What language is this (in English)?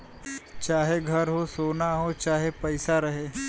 Bhojpuri